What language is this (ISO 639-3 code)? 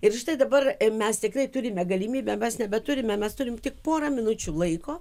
lit